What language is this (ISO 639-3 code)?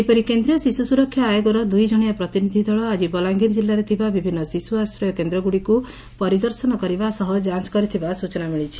ori